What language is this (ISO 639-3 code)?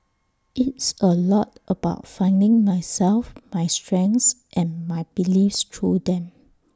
eng